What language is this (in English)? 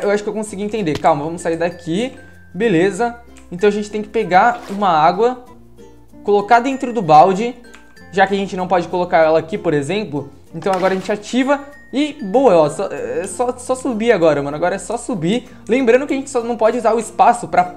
Portuguese